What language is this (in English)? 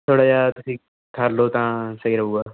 Punjabi